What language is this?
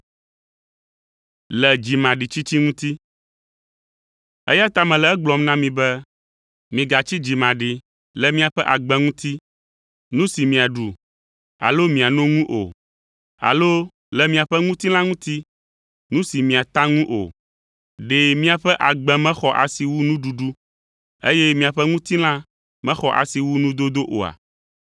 Ewe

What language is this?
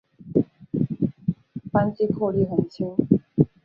Chinese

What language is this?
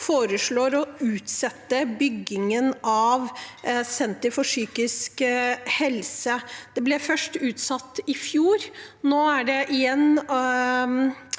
Norwegian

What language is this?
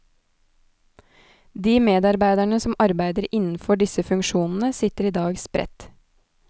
Norwegian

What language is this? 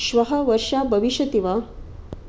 Sanskrit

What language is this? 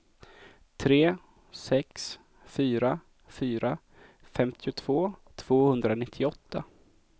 Swedish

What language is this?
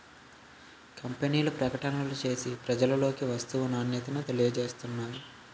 Telugu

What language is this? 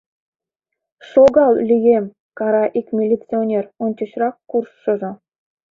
Mari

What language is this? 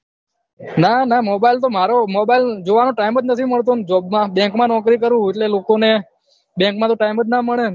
Gujarati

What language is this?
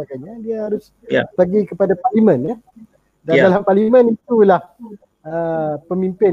Malay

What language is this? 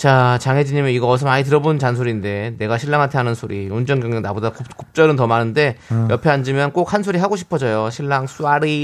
Korean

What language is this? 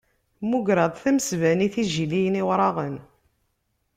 Kabyle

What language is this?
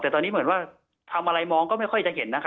Thai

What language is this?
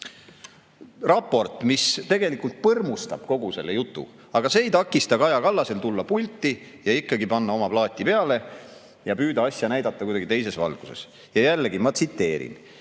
Estonian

